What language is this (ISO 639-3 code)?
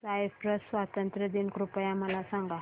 mar